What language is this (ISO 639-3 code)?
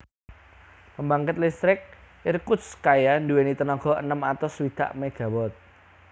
jav